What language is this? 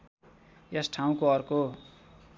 Nepali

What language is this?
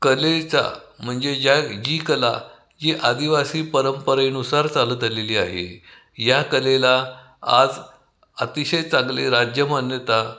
Marathi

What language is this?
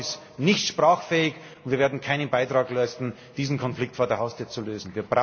German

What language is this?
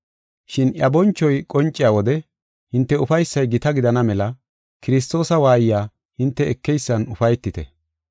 Gofa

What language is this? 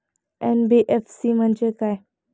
Marathi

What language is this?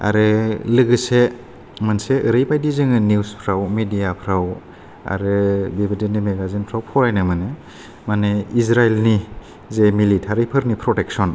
Bodo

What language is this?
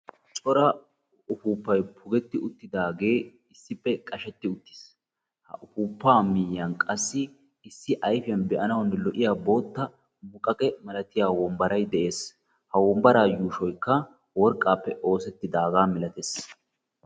Wolaytta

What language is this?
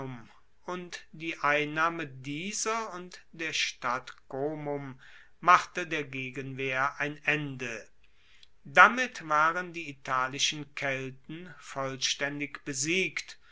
German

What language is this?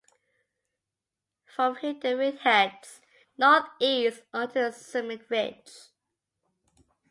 English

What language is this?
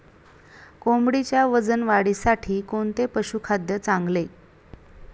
Marathi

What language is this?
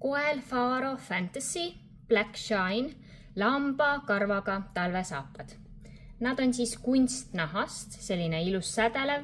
Finnish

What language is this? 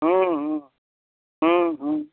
Hindi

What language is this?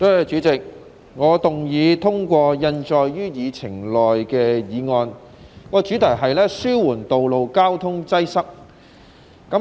Cantonese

